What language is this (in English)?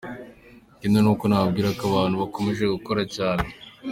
Kinyarwanda